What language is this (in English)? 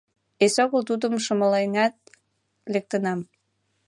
Mari